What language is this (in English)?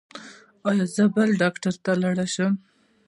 Pashto